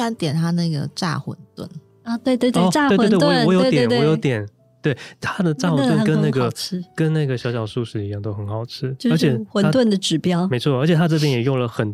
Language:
Chinese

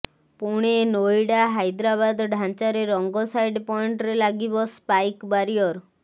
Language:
Odia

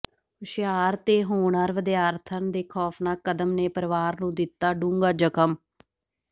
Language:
Punjabi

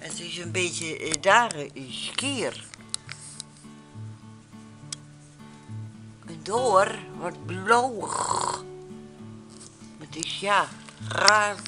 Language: Dutch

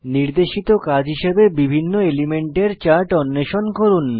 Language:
Bangla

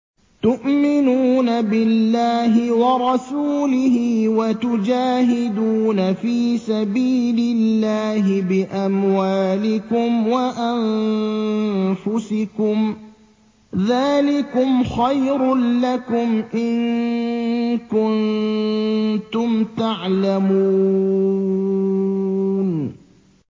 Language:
Arabic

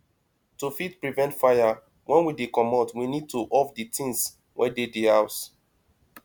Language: Nigerian Pidgin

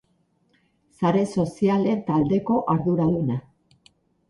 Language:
Basque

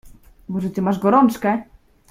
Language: Polish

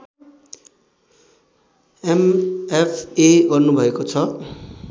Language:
Nepali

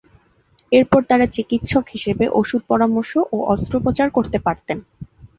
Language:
Bangla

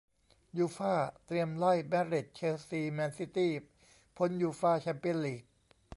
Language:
Thai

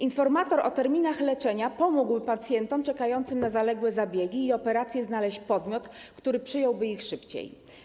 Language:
Polish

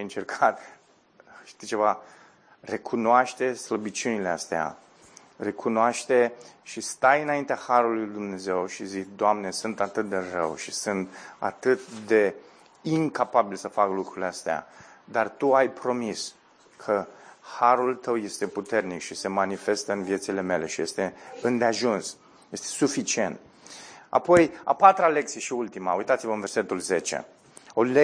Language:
Romanian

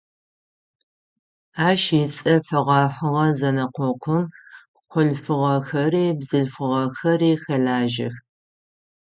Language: Adyghe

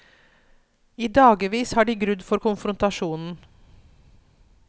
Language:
Norwegian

